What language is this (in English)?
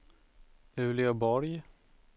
Swedish